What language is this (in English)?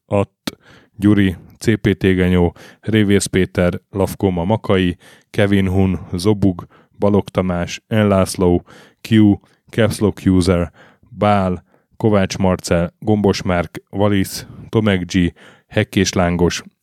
Hungarian